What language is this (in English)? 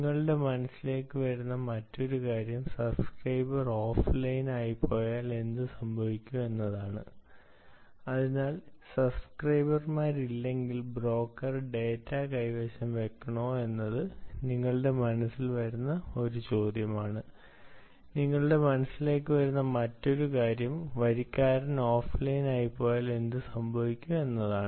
Malayalam